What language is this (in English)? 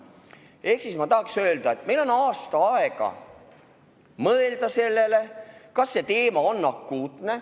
Estonian